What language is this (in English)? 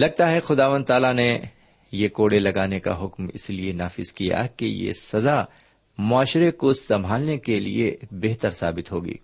Urdu